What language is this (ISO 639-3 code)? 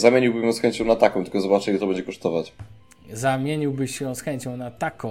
pol